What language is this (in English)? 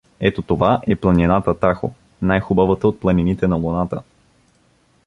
Bulgarian